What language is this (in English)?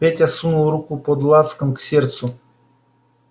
Russian